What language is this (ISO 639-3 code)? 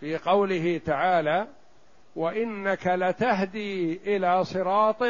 ara